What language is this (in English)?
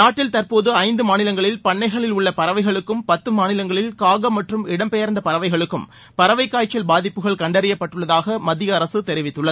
Tamil